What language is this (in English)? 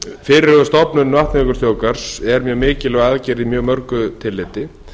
Icelandic